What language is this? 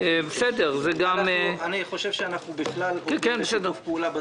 Hebrew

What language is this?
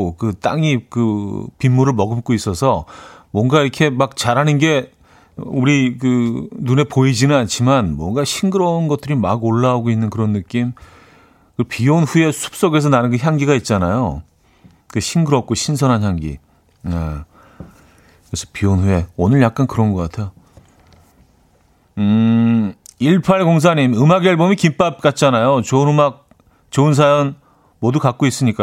Korean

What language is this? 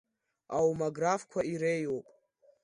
Abkhazian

